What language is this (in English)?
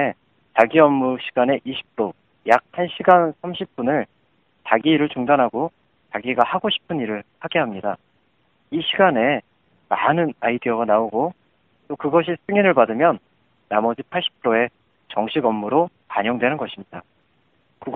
Korean